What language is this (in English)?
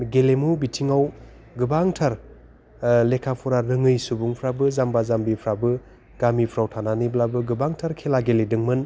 Bodo